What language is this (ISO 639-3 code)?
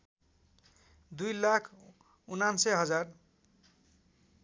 nep